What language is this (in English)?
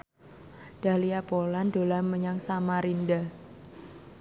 Javanese